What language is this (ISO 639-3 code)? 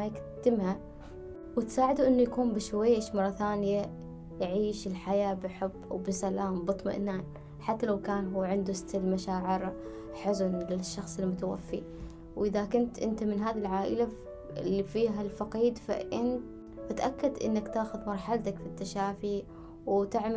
ara